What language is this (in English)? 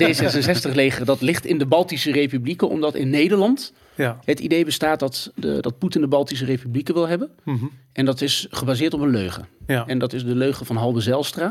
Dutch